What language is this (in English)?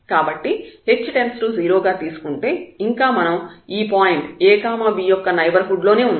Telugu